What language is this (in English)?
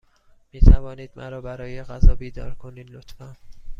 Persian